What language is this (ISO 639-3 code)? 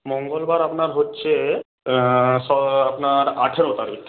ben